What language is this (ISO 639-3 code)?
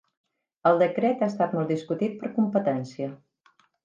cat